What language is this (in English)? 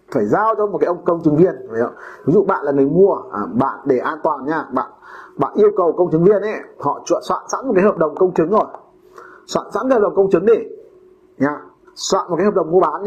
Vietnamese